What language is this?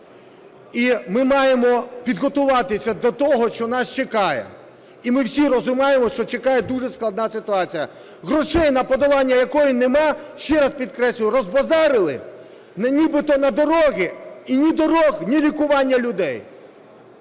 Ukrainian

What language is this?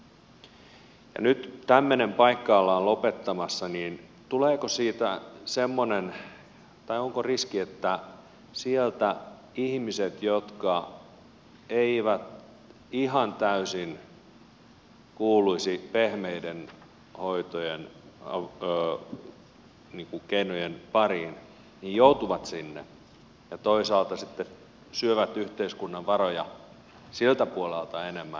Finnish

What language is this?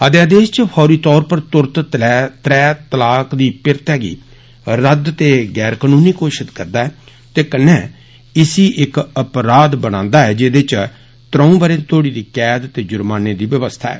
Dogri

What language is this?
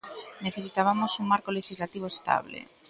Galician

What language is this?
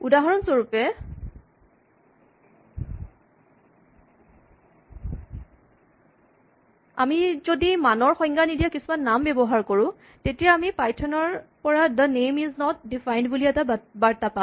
Assamese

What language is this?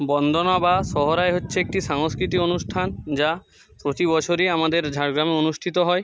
Bangla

